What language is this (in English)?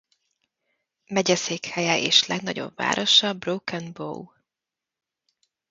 Hungarian